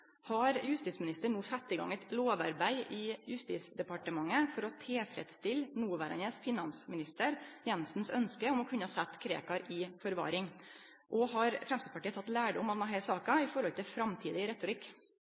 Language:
Norwegian Nynorsk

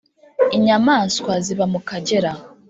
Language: Kinyarwanda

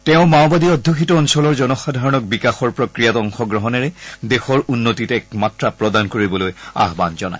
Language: Assamese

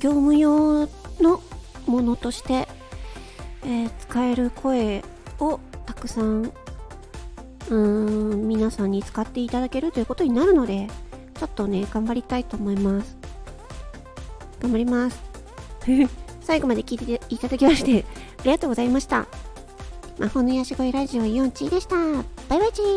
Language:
Japanese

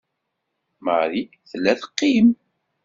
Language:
Kabyle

